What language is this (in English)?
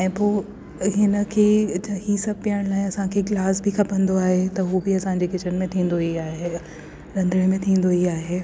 Sindhi